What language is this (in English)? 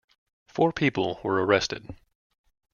English